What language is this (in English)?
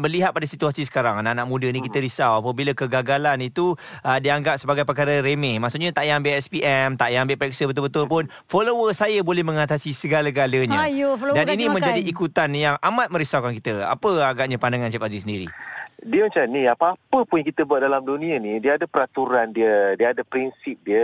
Malay